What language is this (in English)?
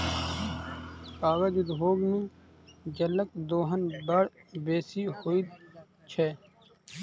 Maithili